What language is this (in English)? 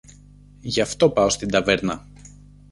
Greek